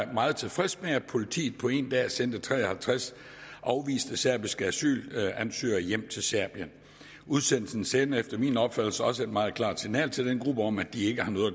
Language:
Danish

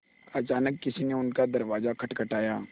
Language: Hindi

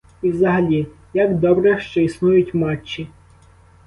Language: Ukrainian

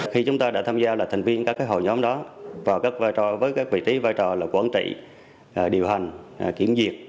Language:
Vietnamese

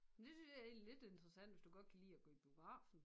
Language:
Danish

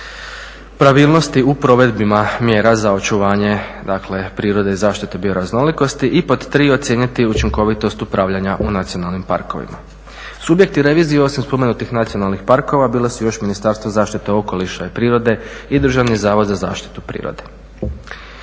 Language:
Croatian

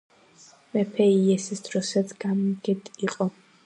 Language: Georgian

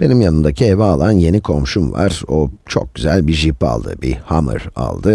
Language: Turkish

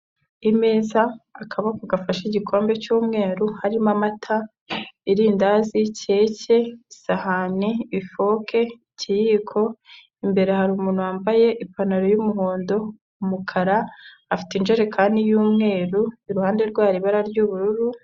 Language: Kinyarwanda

